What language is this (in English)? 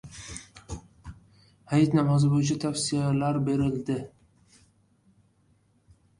Uzbek